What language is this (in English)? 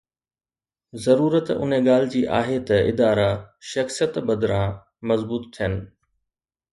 Sindhi